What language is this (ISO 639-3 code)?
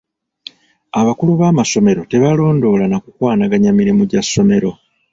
lug